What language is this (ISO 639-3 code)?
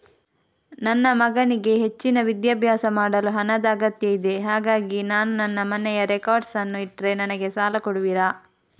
kan